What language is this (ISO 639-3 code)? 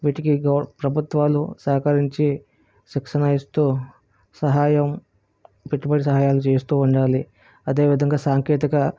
tel